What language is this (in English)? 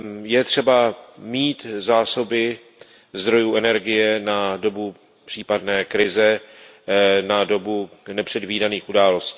Czech